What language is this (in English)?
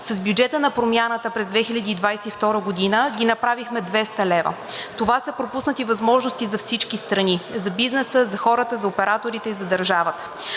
Bulgarian